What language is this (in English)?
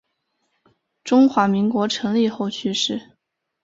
Chinese